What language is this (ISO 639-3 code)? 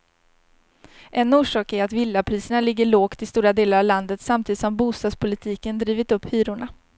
swe